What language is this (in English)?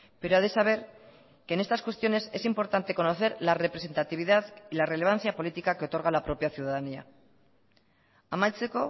Spanish